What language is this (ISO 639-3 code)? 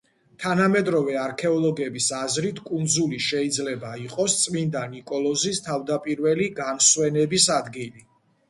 kat